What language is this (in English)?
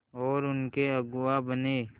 Hindi